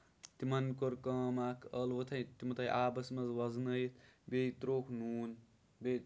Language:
Kashmiri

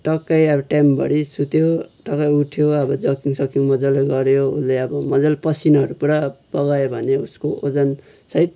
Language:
Nepali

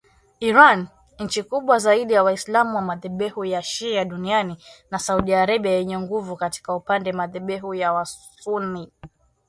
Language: Swahili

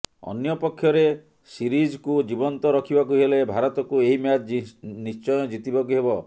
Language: Odia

